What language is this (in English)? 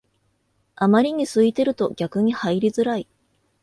Japanese